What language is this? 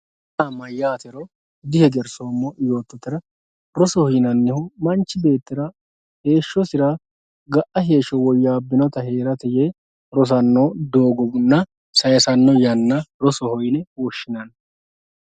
Sidamo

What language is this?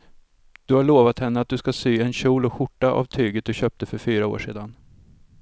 Swedish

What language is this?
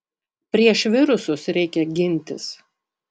Lithuanian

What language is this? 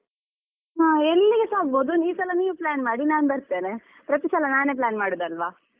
Kannada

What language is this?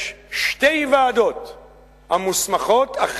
Hebrew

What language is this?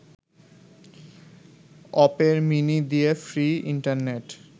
Bangla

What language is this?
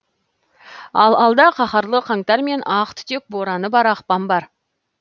Kazakh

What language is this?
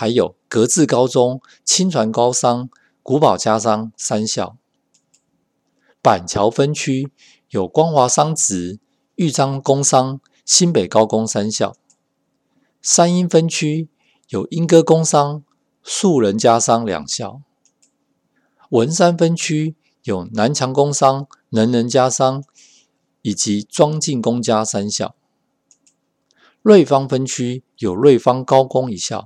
Chinese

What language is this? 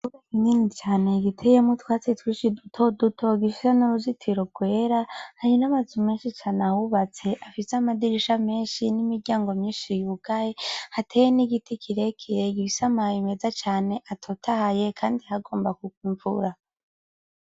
Rundi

